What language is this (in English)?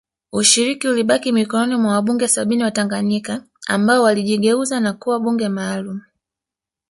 Swahili